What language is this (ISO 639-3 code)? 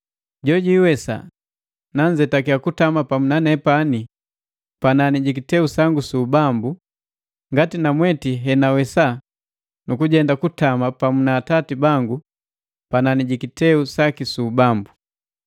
mgv